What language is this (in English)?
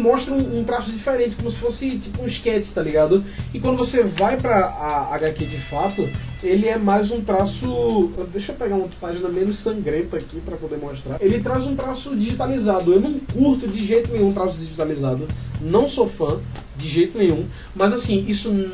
Portuguese